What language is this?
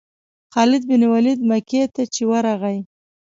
Pashto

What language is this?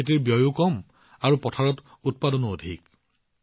Assamese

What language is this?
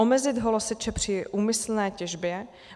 Czech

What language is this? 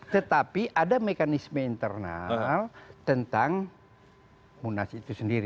Indonesian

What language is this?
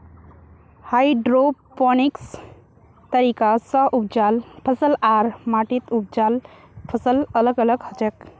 Magahi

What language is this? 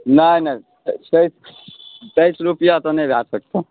Maithili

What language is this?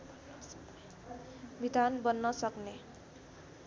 Nepali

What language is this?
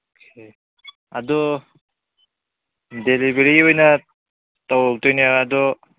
Manipuri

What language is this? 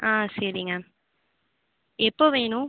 Tamil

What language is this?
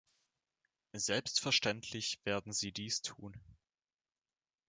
German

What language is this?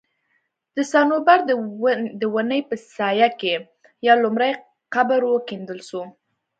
Pashto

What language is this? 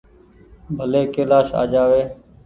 Goaria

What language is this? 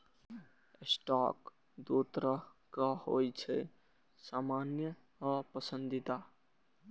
Maithili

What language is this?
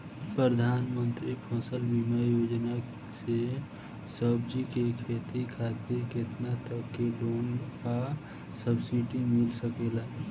Bhojpuri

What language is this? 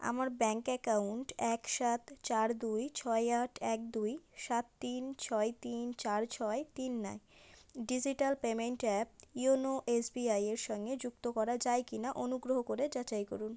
Bangla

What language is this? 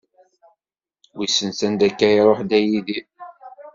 Kabyle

